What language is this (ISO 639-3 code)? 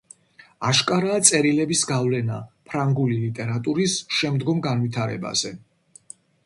kat